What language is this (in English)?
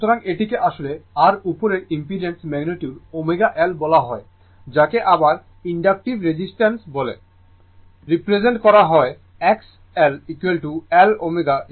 Bangla